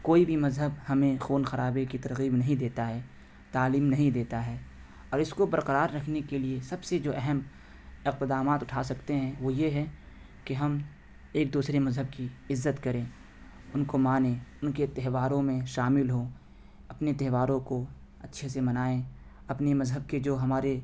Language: Urdu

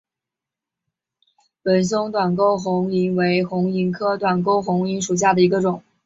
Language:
Chinese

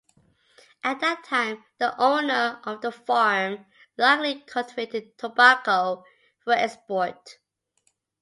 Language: English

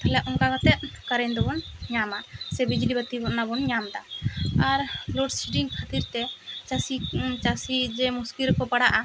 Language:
Santali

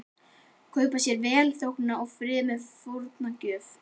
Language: Icelandic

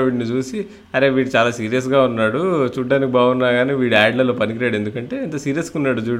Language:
Telugu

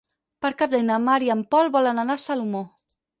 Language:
Catalan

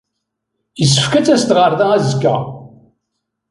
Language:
Kabyle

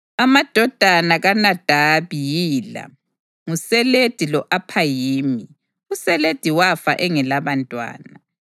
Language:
North Ndebele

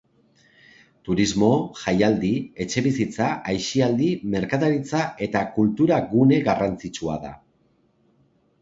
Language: Basque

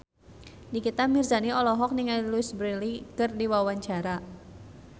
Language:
Sundanese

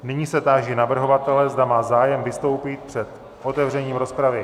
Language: Czech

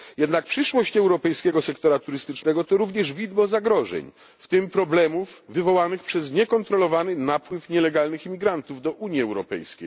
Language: Polish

